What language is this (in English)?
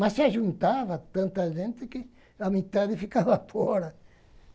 Portuguese